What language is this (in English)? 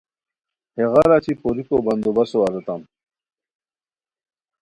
Khowar